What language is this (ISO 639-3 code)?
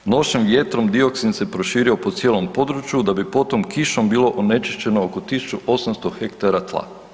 hrv